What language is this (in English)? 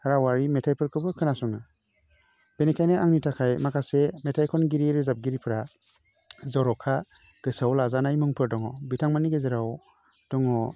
Bodo